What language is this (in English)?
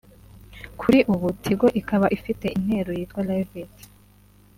Kinyarwanda